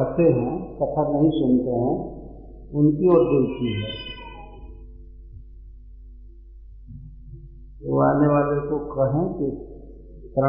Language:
Hindi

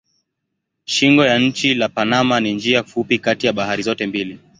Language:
Swahili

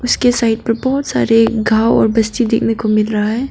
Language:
Hindi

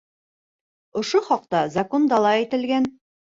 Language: Bashkir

